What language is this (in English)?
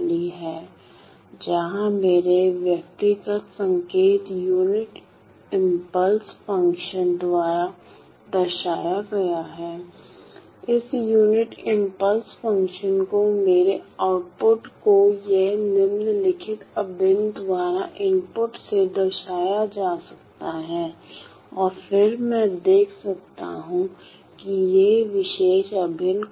Hindi